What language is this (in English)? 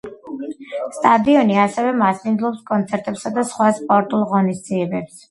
Georgian